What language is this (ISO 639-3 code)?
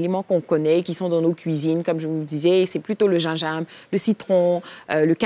fra